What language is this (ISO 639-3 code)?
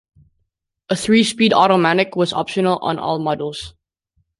eng